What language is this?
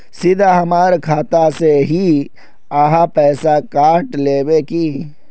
Magahi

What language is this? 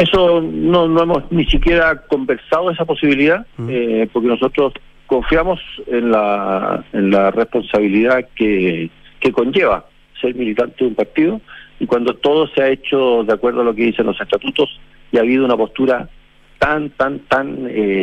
Spanish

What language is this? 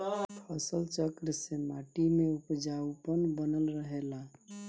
Bhojpuri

